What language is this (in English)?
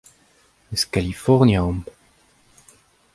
Breton